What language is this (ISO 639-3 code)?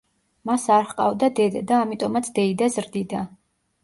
kat